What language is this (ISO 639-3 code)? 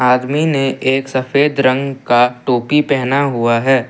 hin